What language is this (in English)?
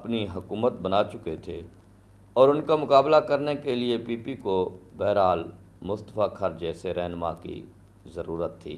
Urdu